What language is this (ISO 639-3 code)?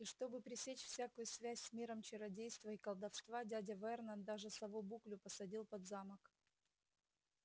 rus